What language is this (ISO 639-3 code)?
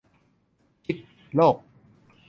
tha